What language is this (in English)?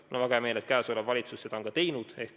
Estonian